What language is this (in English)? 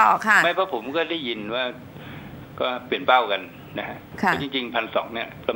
Thai